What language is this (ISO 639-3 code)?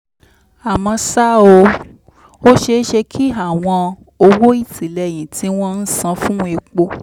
yor